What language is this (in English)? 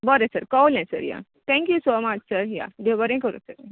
Konkani